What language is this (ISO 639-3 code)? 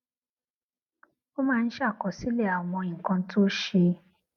yor